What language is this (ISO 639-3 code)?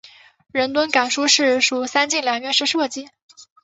zho